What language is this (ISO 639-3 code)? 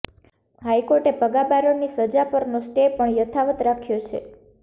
guj